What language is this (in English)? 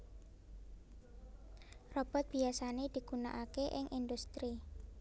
Javanese